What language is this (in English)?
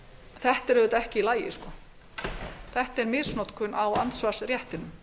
Icelandic